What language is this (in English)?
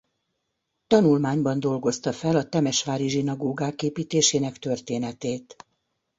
Hungarian